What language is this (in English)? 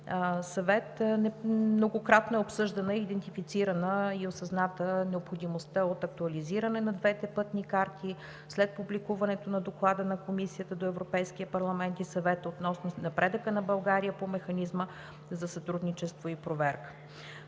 Bulgarian